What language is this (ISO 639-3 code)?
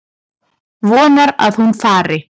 isl